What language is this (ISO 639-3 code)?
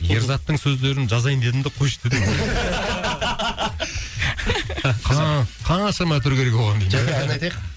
kaz